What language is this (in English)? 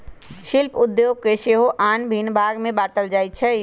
Magahi